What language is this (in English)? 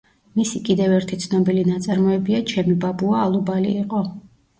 Georgian